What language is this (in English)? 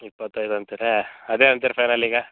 Kannada